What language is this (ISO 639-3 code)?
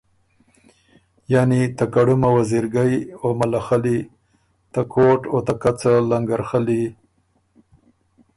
oru